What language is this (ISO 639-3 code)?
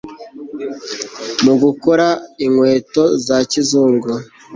kin